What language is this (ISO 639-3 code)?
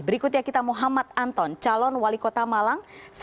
ind